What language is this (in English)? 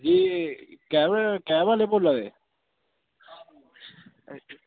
Dogri